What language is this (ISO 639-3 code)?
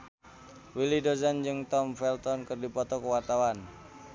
sun